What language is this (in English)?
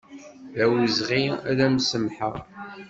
Kabyle